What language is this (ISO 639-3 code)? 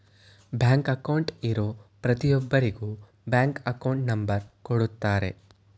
kan